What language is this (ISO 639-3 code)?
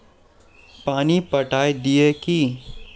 mag